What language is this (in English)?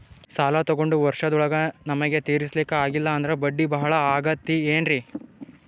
Kannada